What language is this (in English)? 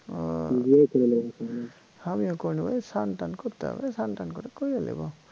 Bangla